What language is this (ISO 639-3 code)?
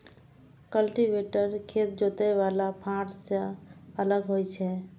mai